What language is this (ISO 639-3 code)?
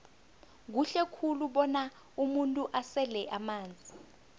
nbl